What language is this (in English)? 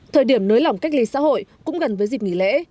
Vietnamese